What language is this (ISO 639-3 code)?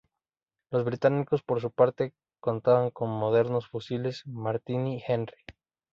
spa